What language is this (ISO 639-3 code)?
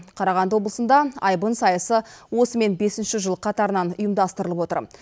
kaz